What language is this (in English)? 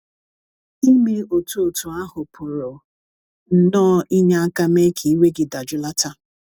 Igbo